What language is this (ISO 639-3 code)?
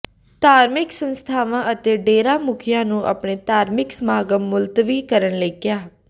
pan